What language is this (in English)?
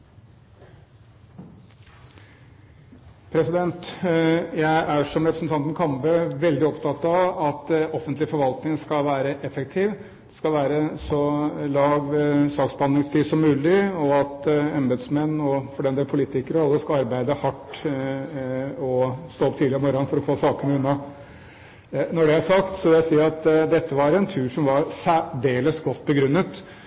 Norwegian Bokmål